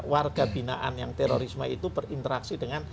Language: Indonesian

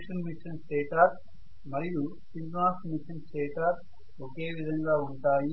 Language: Telugu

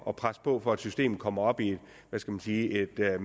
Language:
Danish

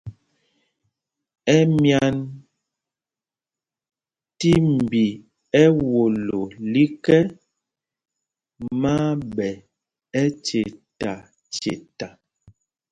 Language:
Mpumpong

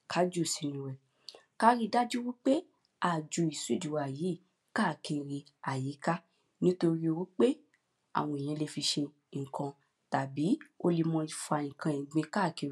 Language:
Yoruba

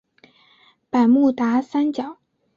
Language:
Chinese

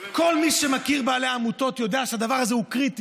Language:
Hebrew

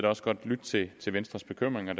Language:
Danish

